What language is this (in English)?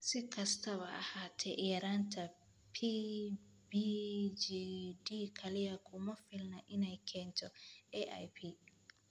Somali